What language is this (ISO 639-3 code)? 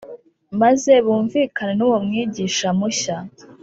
kin